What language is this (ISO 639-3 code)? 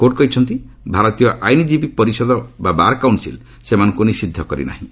ori